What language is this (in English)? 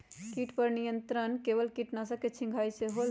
Magahi